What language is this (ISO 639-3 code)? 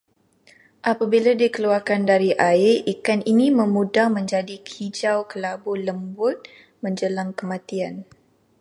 msa